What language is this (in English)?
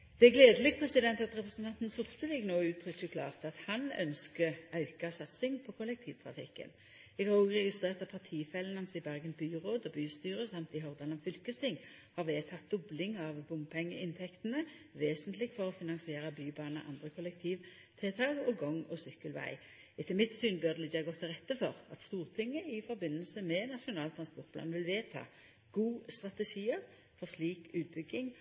Norwegian Nynorsk